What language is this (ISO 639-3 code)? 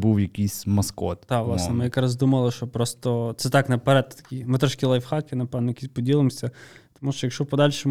ukr